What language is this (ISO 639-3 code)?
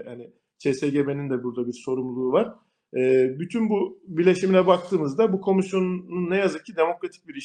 tur